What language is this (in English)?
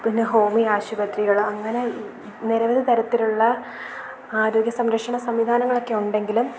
Malayalam